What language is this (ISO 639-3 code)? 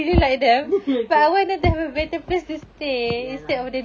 eng